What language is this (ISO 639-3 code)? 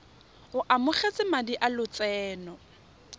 tsn